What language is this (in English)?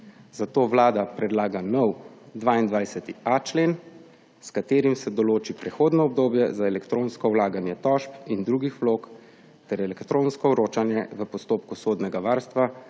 Slovenian